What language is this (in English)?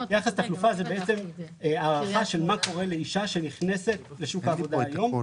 Hebrew